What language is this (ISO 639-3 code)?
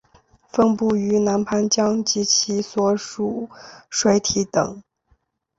zho